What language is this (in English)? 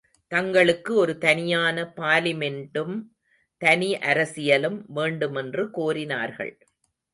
Tamil